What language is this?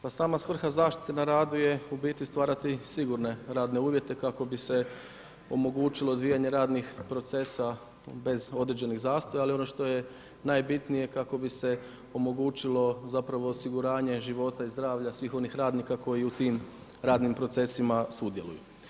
Croatian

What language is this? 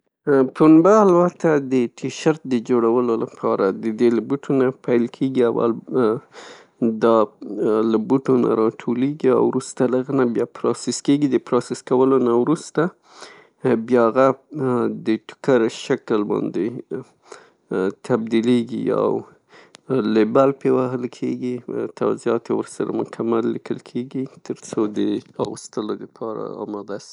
Pashto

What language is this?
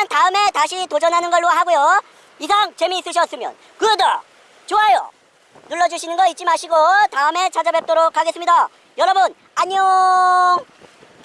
Korean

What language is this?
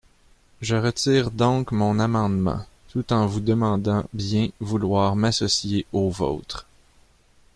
French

